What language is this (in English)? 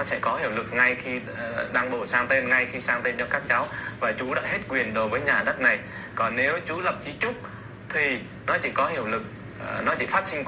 Vietnamese